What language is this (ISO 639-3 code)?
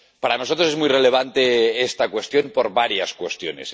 spa